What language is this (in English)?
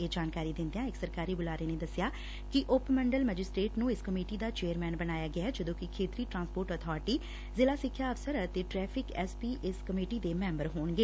Punjabi